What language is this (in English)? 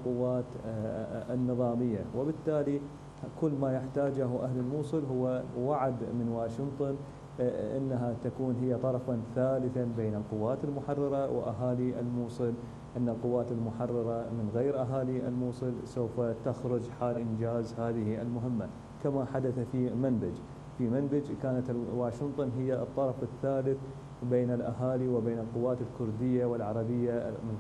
Arabic